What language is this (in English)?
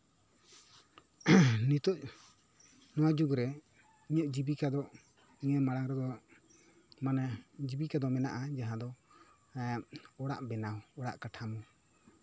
Santali